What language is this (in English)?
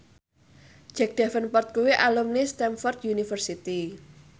Javanese